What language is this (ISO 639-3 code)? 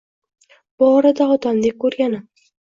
uzb